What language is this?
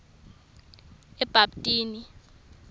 Swati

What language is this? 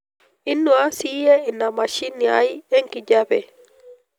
Masai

